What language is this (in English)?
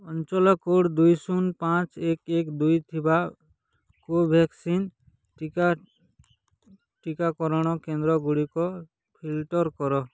Odia